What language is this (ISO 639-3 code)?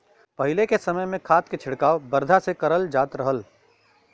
bho